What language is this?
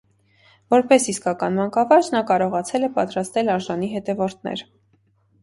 Armenian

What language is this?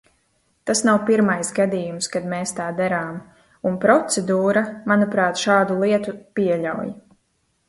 Latvian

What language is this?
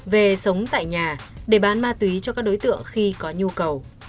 Vietnamese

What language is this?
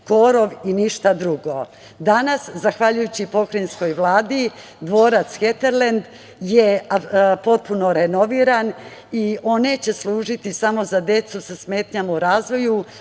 Serbian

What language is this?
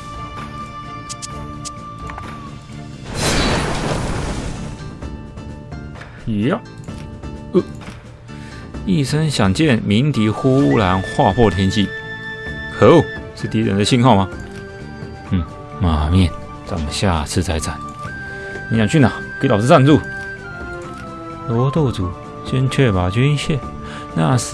Chinese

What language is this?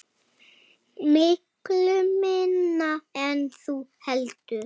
Icelandic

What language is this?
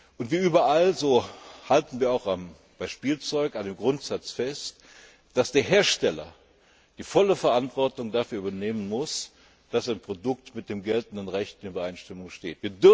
German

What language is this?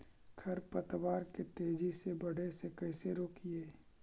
Magahi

